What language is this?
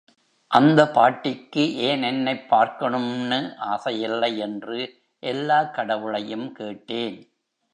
Tamil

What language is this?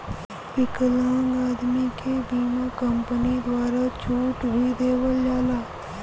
Bhojpuri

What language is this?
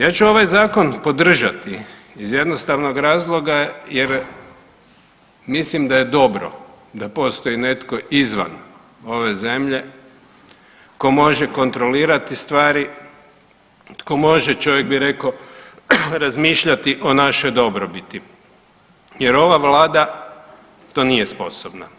Croatian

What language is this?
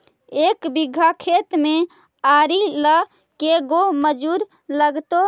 Magahi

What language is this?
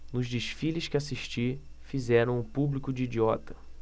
Portuguese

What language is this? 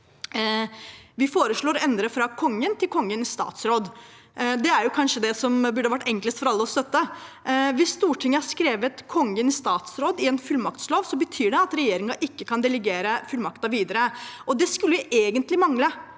Norwegian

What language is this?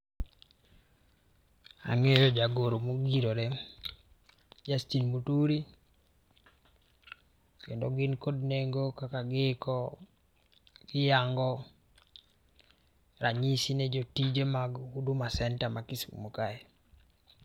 Luo (Kenya and Tanzania)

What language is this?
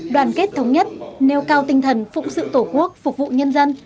Vietnamese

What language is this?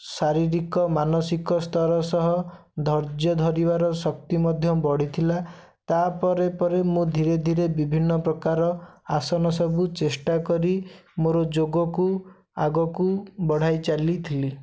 Odia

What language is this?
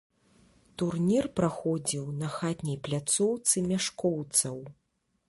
Belarusian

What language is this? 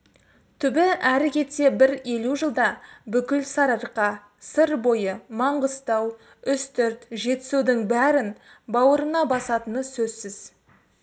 Kazakh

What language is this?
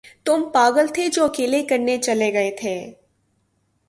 Urdu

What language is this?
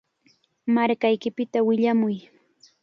Chiquián Ancash Quechua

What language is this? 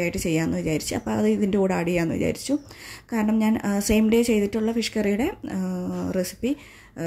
Malayalam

